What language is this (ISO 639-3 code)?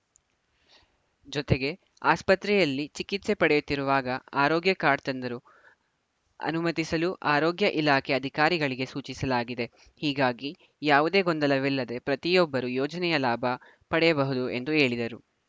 kan